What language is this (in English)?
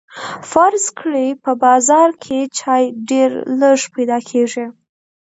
Pashto